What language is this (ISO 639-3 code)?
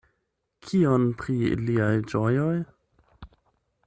epo